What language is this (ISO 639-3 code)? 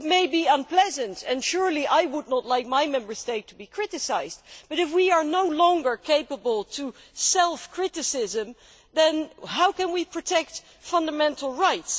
eng